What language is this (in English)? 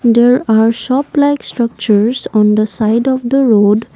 English